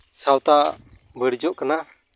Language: Santali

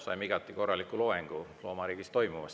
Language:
Estonian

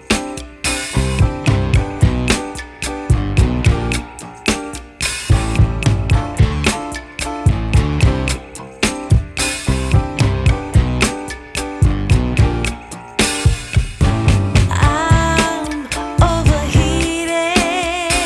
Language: Indonesian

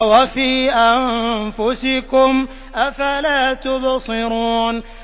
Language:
Arabic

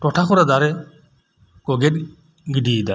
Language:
Santali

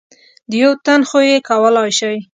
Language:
Pashto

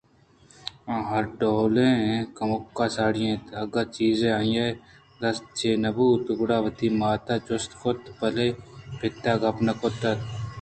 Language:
Eastern Balochi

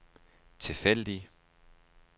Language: Danish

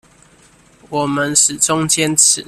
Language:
Chinese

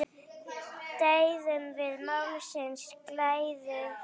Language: Icelandic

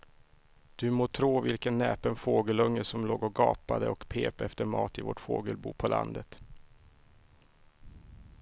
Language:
Swedish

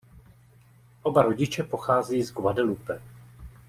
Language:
Czech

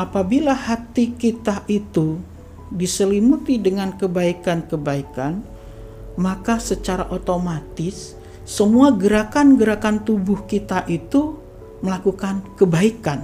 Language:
Indonesian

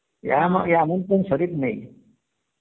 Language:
Bangla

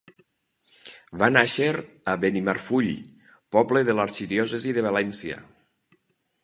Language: Catalan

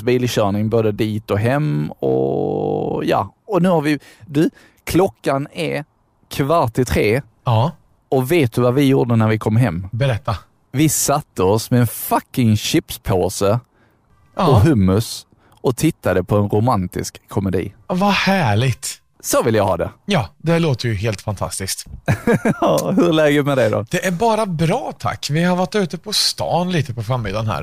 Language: Swedish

